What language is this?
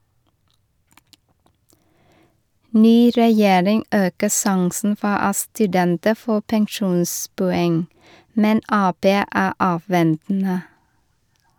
Norwegian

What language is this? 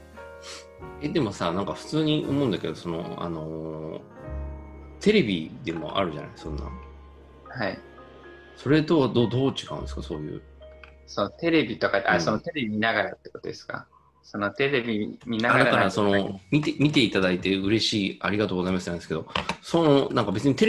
Japanese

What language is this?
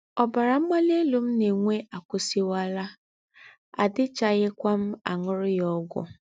Igbo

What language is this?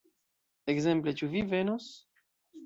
Esperanto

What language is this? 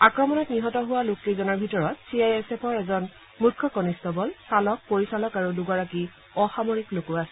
Assamese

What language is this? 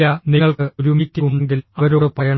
Malayalam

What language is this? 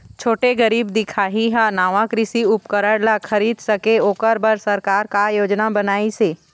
Chhattisgarhi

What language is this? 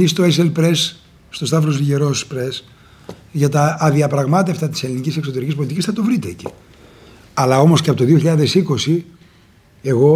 Greek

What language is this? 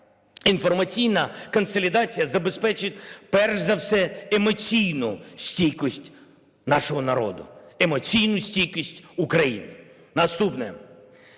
Ukrainian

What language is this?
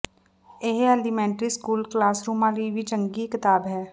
Punjabi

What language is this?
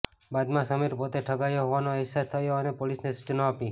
Gujarati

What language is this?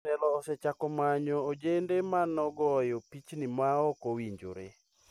Luo (Kenya and Tanzania)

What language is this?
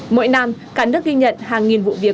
Vietnamese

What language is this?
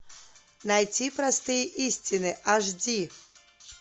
Russian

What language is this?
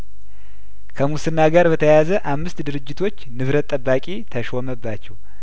Amharic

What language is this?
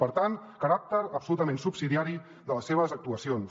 Catalan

